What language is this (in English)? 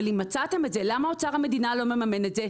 Hebrew